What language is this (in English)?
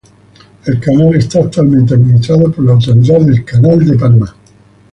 Spanish